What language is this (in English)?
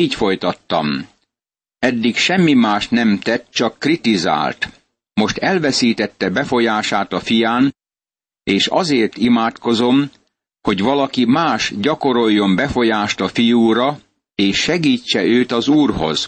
Hungarian